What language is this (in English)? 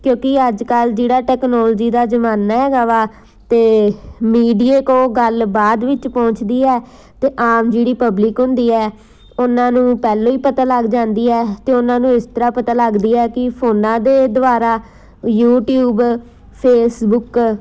Punjabi